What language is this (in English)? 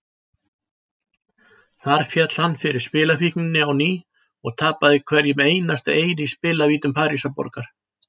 Icelandic